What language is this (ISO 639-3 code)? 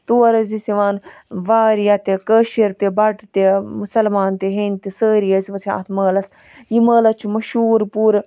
kas